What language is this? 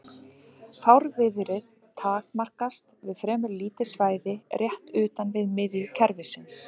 Icelandic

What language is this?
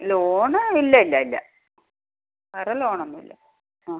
Malayalam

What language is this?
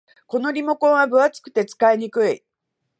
Japanese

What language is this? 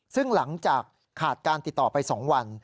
Thai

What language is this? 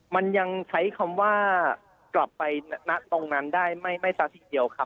Thai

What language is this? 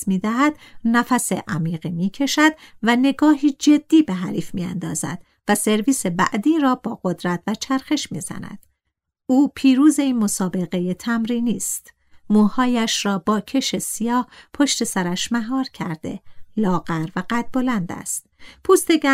Persian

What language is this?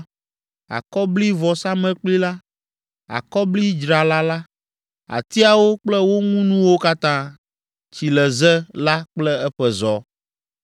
Ewe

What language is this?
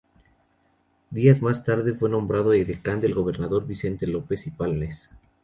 Spanish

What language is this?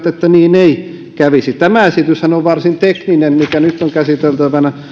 Finnish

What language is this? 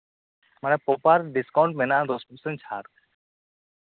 Santali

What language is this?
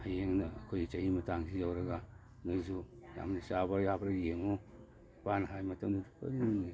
Manipuri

